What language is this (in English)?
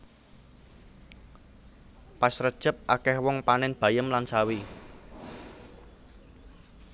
Javanese